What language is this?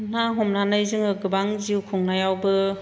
Bodo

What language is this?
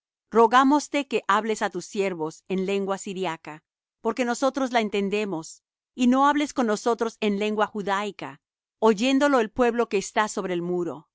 Spanish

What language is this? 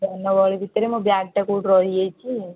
Odia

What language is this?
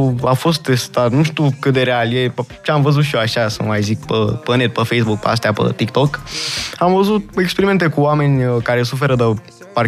Romanian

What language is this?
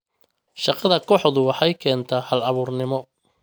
Somali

